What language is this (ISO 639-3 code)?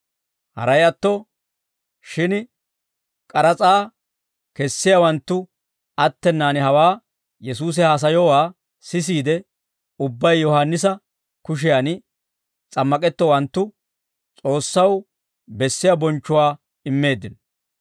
dwr